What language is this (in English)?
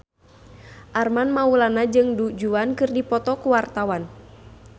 Sundanese